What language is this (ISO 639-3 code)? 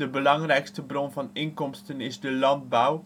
nld